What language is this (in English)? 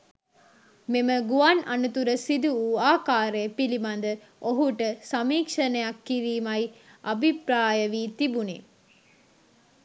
Sinhala